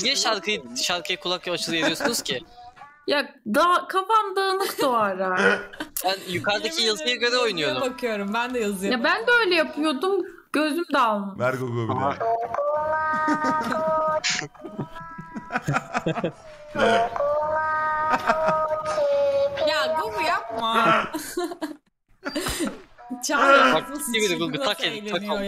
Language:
Turkish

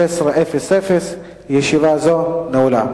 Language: Hebrew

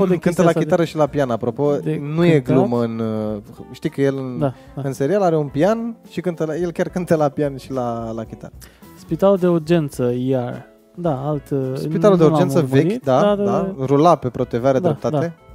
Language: Romanian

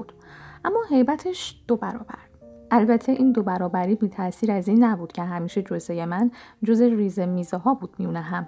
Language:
Persian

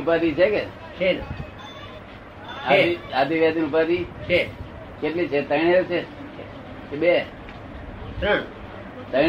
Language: Gujarati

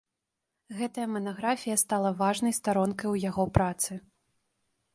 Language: Belarusian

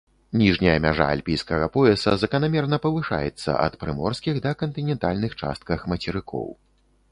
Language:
Belarusian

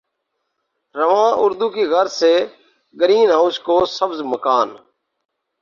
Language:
Urdu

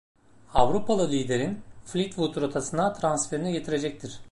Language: Turkish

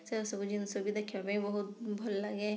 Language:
Odia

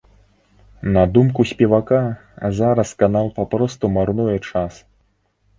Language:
Belarusian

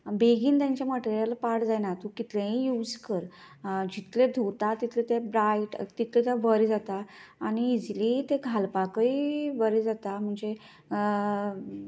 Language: Konkani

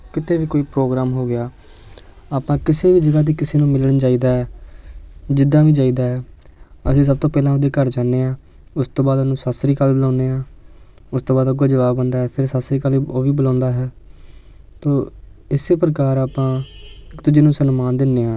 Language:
Punjabi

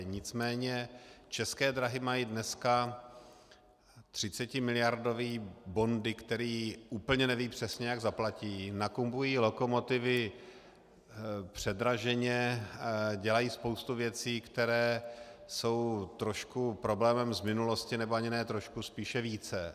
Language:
Czech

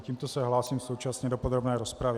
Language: Czech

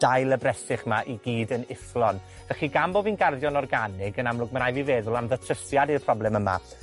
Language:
Welsh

